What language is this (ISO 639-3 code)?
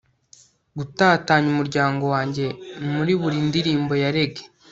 kin